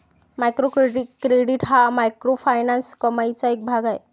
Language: Marathi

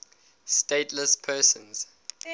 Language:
English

